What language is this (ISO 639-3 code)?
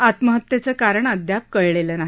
mar